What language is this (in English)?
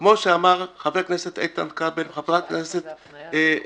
Hebrew